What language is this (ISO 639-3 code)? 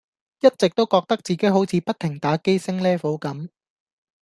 yue